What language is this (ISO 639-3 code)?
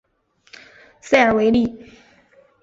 zho